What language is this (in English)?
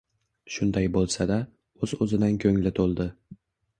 Uzbek